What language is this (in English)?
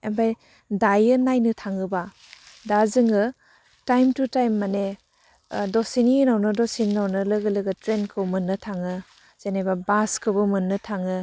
Bodo